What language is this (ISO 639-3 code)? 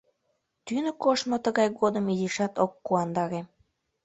chm